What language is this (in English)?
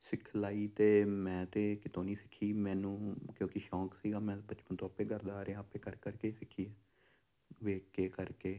Punjabi